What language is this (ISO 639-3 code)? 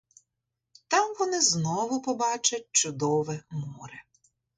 ukr